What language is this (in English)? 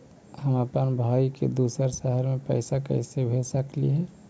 Magahi